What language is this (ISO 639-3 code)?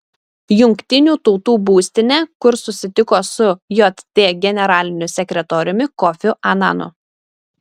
lit